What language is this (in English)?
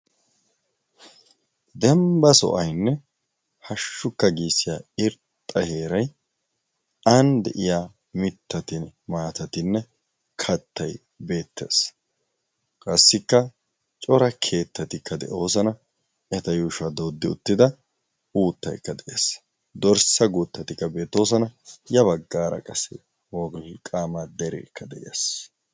Wolaytta